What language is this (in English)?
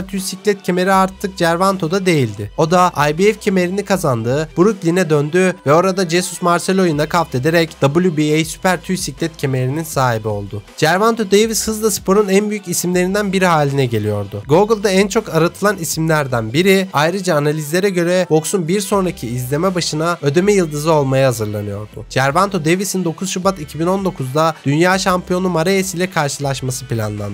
Turkish